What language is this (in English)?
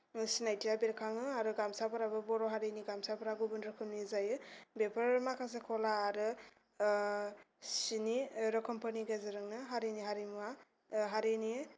Bodo